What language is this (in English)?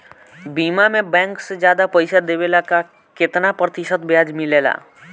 Bhojpuri